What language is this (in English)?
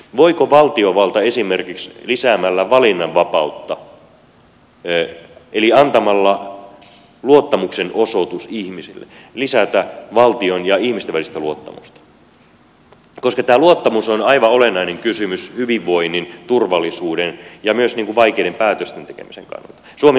Finnish